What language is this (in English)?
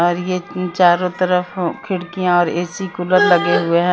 Hindi